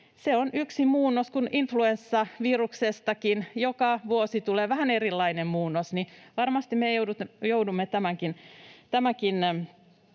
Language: Finnish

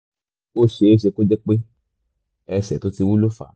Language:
Yoruba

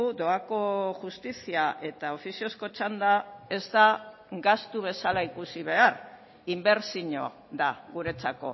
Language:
Basque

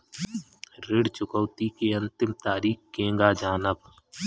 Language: Bhojpuri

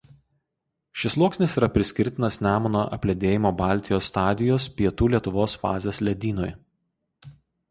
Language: Lithuanian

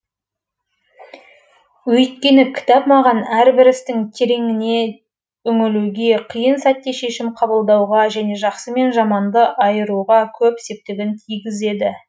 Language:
Kazakh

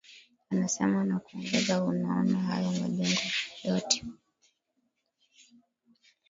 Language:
Swahili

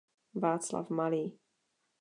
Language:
Czech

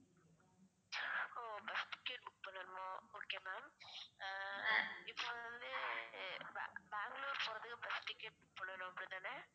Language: Tamil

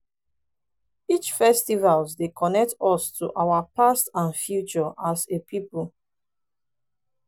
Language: Nigerian Pidgin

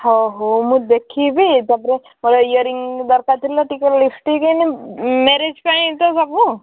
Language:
Odia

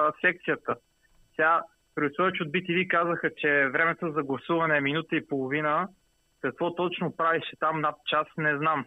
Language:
Bulgarian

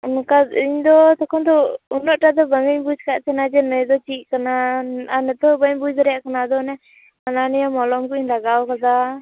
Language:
Santali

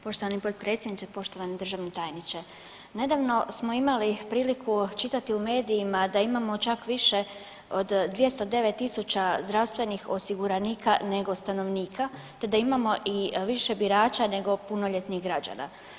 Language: Croatian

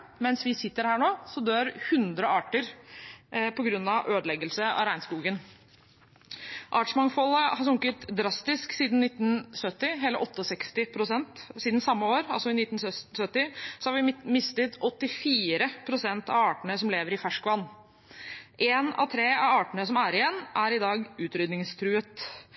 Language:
Norwegian Bokmål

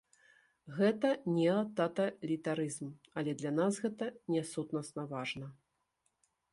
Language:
Belarusian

